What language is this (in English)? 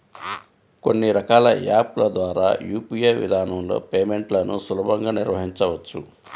Telugu